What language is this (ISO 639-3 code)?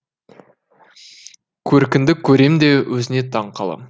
kaz